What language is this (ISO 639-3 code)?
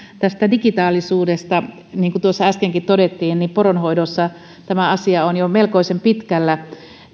fin